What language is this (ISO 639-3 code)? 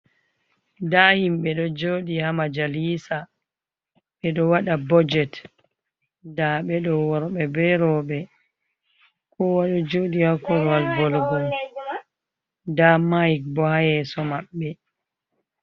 ful